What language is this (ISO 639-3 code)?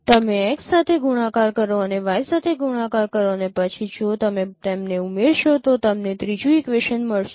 guj